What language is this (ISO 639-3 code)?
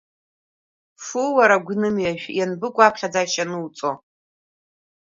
abk